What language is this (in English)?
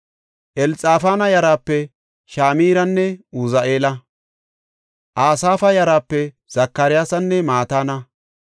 Gofa